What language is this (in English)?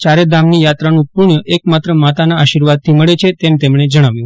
Gujarati